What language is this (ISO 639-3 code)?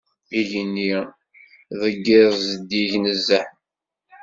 kab